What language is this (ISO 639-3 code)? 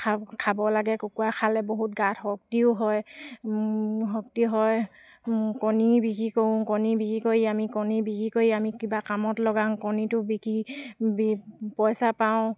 asm